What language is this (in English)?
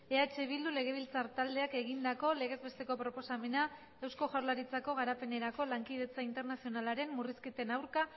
Basque